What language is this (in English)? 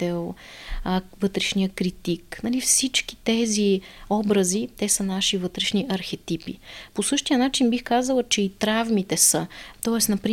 Bulgarian